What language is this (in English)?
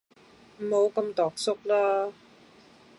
Cantonese